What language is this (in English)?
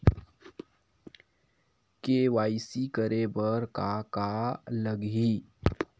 Chhattisgarhi